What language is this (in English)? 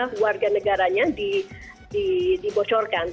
Indonesian